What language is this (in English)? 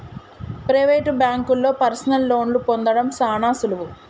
Telugu